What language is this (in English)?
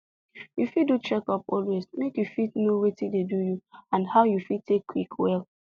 Nigerian Pidgin